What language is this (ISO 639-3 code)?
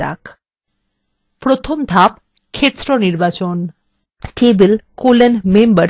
ben